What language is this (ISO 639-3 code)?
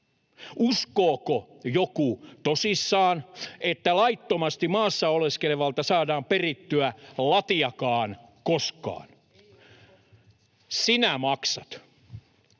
fin